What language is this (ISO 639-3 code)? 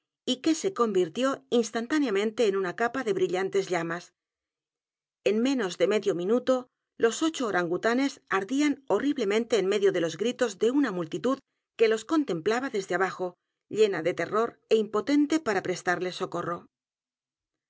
spa